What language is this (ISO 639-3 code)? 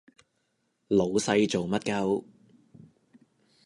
yue